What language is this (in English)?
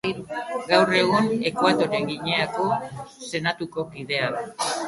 Basque